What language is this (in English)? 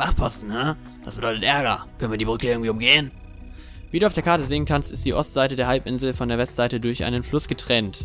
German